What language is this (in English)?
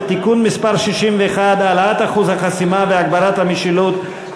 Hebrew